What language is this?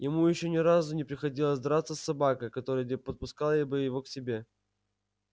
Russian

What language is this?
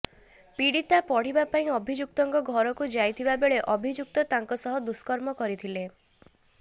Odia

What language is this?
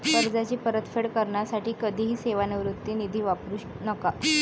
Marathi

